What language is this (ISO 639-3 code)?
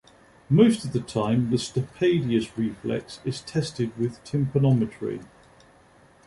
eng